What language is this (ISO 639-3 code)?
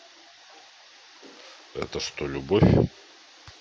rus